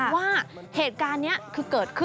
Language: Thai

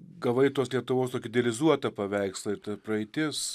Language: Lithuanian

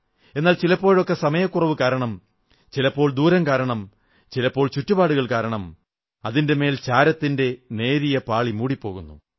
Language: Malayalam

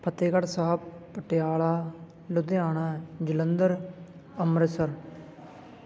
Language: Punjabi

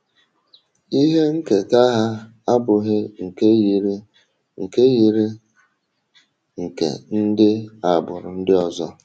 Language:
Igbo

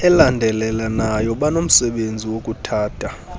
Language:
Xhosa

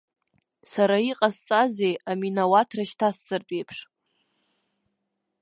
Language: Abkhazian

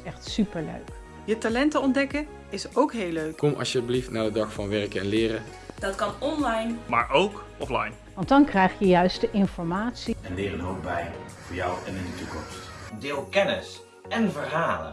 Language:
Dutch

